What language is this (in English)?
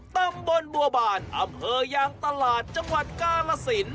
Thai